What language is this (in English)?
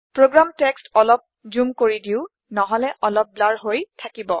Assamese